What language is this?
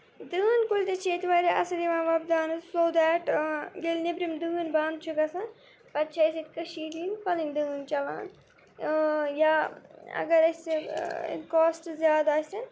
Kashmiri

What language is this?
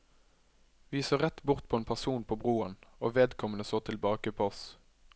Norwegian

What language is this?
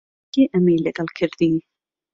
Central Kurdish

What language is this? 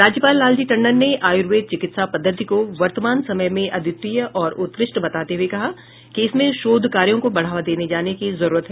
Hindi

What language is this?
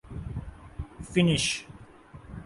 Urdu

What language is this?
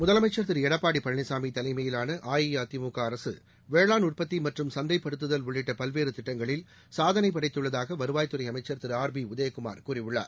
Tamil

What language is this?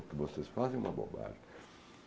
Portuguese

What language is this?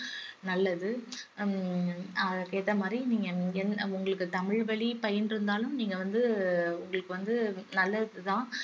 Tamil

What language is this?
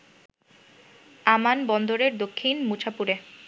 Bangla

